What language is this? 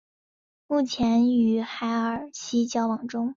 Chinese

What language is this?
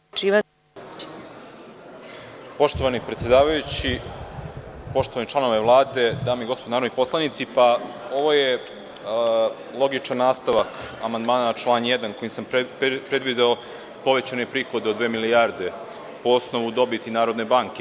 Serbian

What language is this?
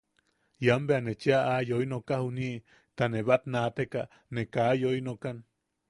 Yaqui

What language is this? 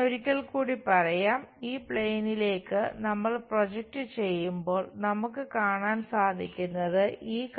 Malayalam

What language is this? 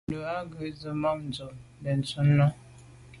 Medumba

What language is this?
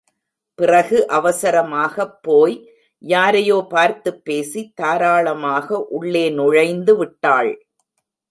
Tamil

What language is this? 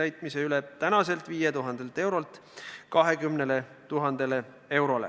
Estonian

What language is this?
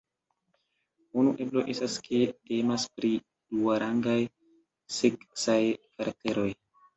Esperanto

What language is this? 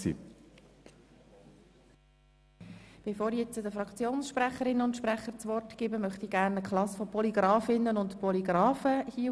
Swiss German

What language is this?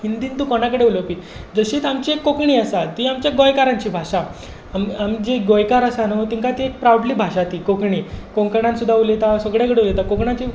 Konkani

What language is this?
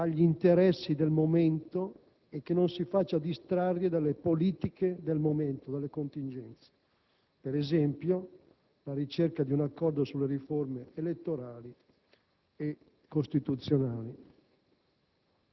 Italian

